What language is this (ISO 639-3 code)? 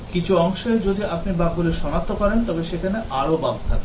ben